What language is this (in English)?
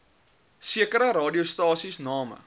Afrikaans